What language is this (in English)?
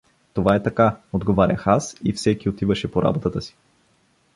Bulgarian